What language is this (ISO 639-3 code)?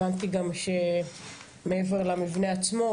heb